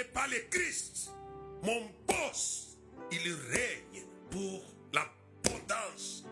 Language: French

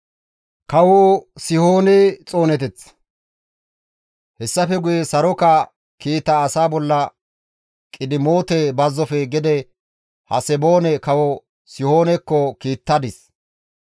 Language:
Gamo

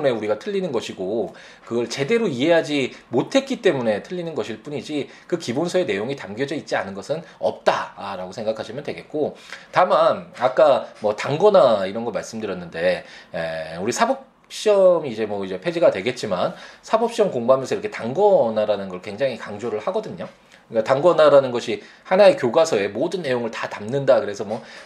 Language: Korean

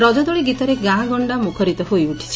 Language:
Odia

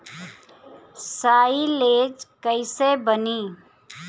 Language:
Bhojpuri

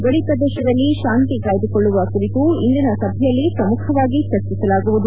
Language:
Kannada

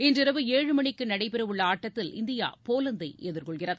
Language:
Tamil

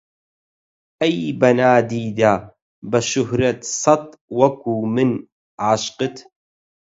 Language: Central Kurdish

